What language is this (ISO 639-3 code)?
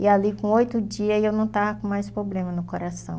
por